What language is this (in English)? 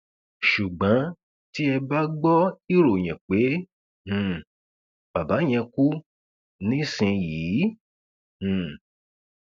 Yoruba